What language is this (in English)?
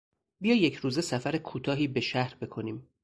Persian